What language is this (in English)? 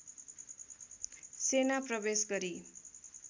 Nepali